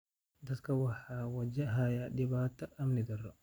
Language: Somali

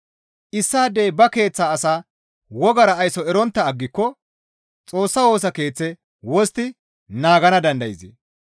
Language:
Gamo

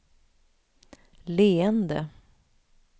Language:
Swedish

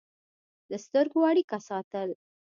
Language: Pashto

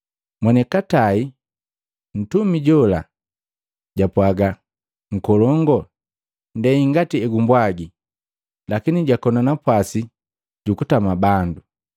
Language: Matengo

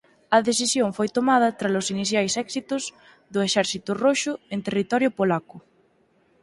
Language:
Galician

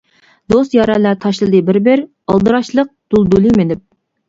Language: Uyghur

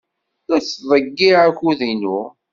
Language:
Kabyle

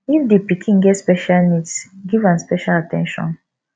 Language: Nigerian Pidgin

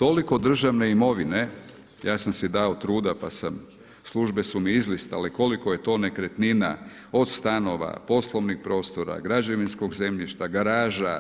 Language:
Croatian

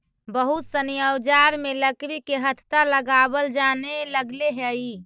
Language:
Magahi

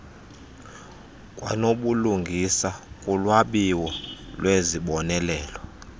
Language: Xhosa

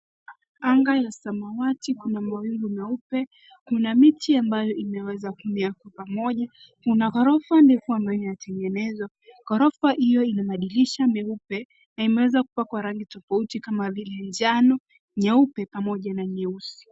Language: Swahili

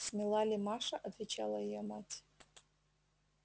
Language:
Russian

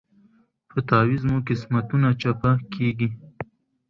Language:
Pashto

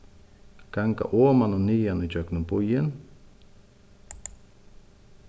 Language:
Faroese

